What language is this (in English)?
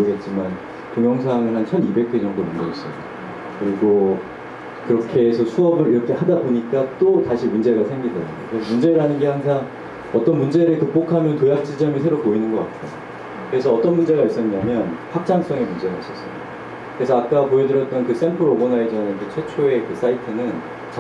Korean